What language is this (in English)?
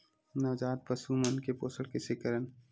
Chhattisgarhi